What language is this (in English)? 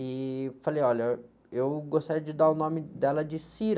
Portuguese